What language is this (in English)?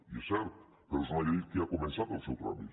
Catalan